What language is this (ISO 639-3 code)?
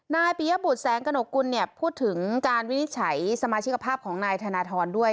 tha